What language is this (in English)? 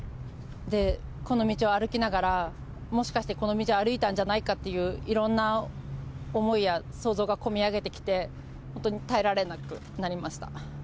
Japanese